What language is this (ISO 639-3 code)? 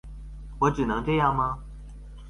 zho